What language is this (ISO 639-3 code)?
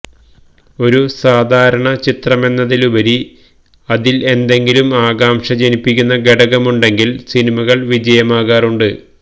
mal